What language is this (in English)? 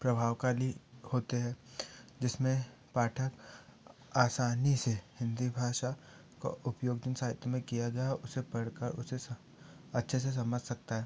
Hindi